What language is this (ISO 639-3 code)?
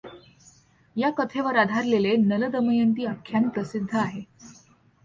mar